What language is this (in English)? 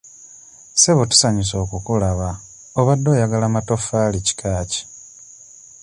Ganda